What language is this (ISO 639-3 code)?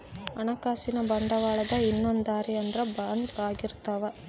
kan